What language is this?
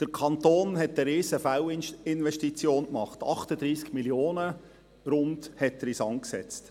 Swiss German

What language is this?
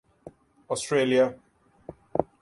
Urdu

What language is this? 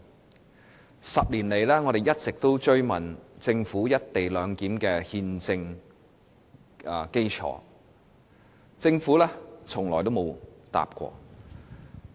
Cantonese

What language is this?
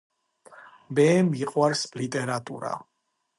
Georgian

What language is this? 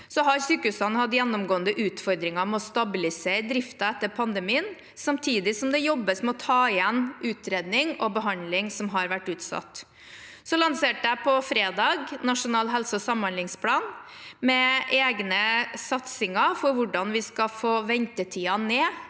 Norwegian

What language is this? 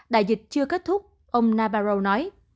Vietnamese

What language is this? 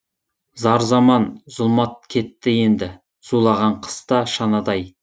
Kazakh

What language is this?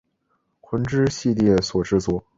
Chinese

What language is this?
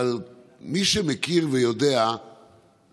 Hebrew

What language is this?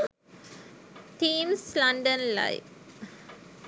Sinhala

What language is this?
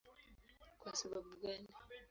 Swahili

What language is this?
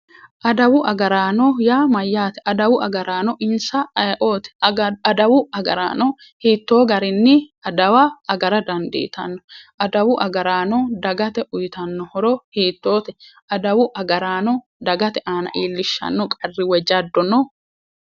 Sidamo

